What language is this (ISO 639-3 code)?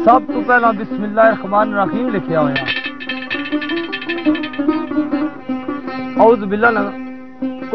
ara